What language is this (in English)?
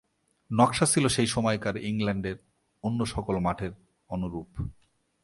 Bangla